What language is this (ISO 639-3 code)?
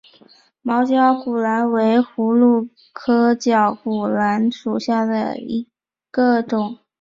zho